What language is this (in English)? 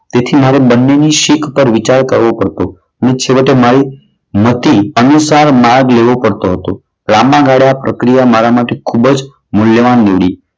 Gujarati